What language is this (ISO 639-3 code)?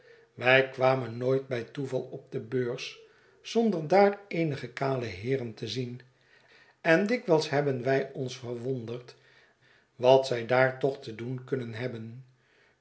nld